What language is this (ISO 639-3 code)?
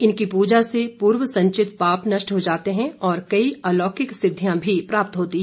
hin